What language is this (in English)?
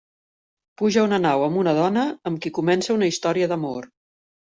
Catalan